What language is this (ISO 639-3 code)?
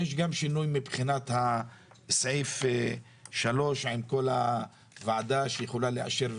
heb